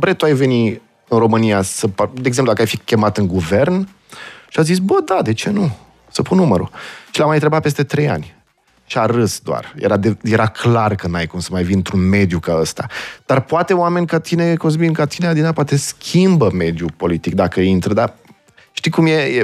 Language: Romanian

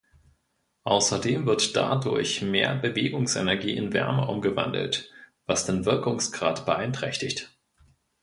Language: German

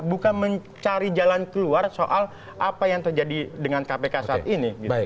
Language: Indonesian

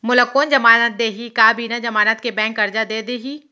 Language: Chhattisgarhi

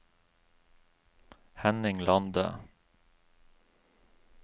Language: Norwegian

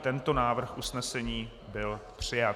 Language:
Czech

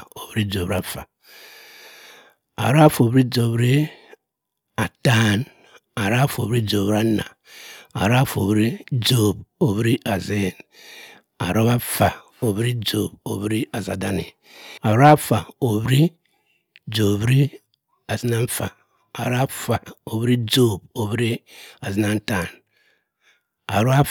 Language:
Cross River Mbembe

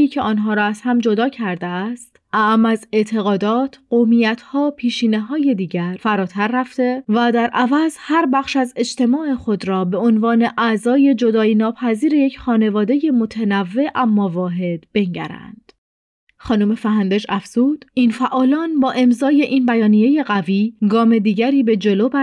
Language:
Persian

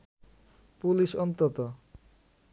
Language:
Bangla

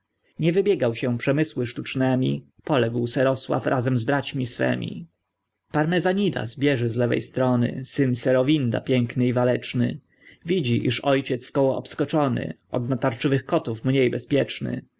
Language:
Polish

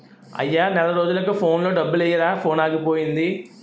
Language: Telugu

